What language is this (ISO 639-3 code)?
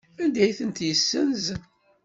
kab